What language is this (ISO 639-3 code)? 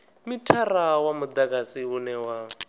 ven